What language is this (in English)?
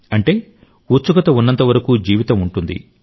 Telugu